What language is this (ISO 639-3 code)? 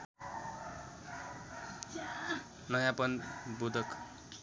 nep